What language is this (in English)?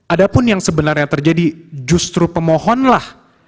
Indonesian